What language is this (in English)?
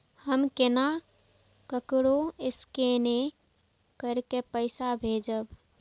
Maithili